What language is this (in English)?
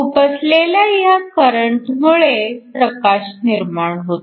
Marathi